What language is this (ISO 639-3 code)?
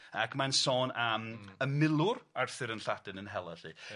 cym